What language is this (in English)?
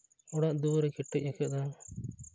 Santali